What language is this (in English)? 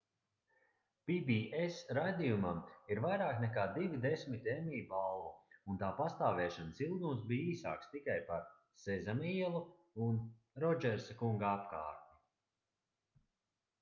Latvian